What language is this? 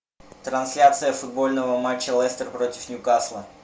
Russian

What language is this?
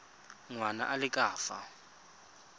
Tswana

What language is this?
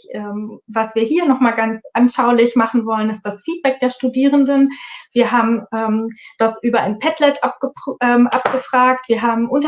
German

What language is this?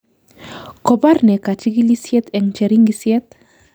Kalenjin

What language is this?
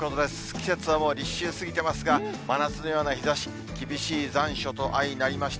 Japanese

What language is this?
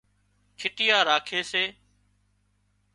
Wadiyara Koli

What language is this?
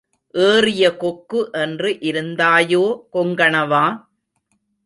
Tamil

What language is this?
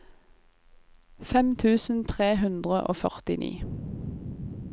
Norwegian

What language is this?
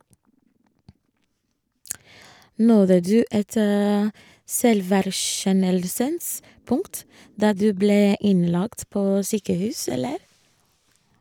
Norwegian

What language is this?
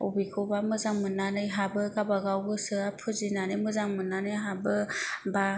Bodo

